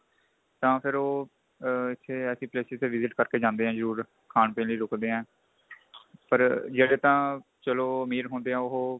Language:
Punjabi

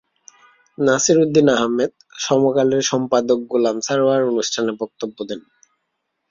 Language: Bangla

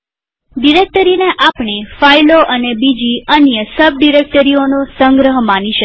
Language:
Gujarati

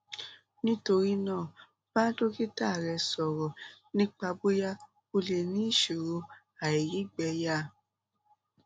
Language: Yoruba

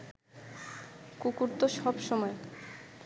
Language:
Bangla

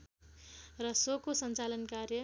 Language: Nepali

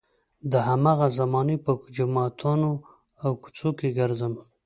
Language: Pashto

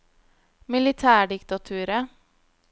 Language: Norwegian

